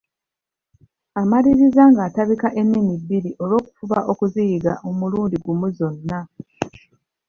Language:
Ganda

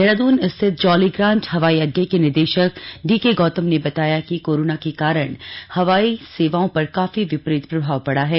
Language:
Hindi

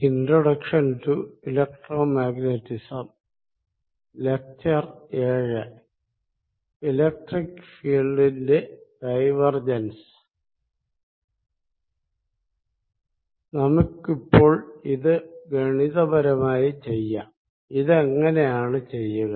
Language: Malayalam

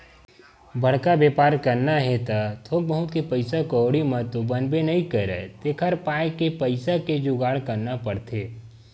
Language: Chhattisgarhi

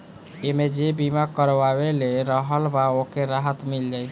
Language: Bhojpuri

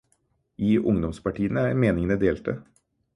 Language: Norwegian Bokmål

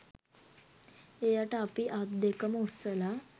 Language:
Sinhala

